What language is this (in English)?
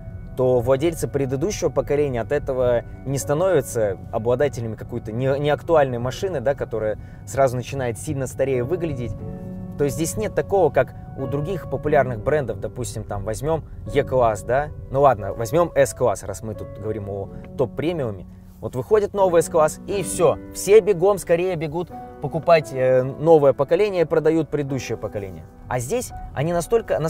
Russian